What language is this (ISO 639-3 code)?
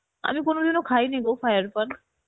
ben